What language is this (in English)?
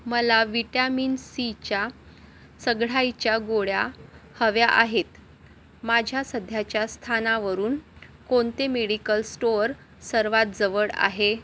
Marathi